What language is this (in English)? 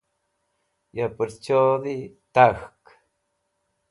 Wakhi